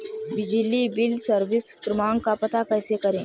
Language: Hindi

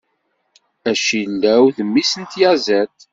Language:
Kabyle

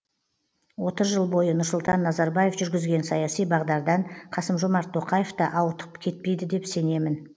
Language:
Kazakh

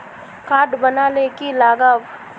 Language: Magahi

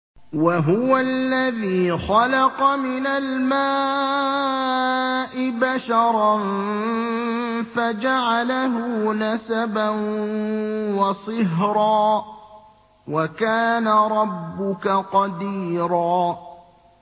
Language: Arabic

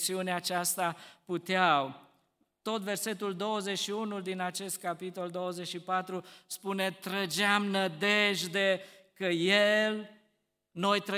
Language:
Romanian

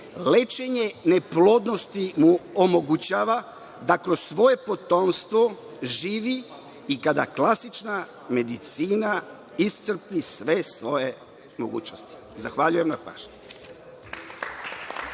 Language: Serbian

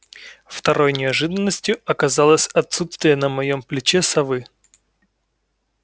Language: Russian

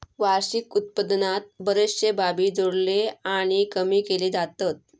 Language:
Marathi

